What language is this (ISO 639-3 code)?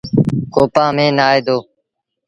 sbn